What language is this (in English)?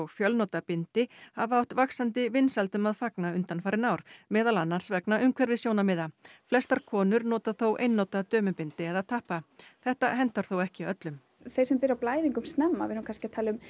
Icelandic